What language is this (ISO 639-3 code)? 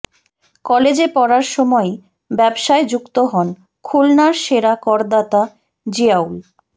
ben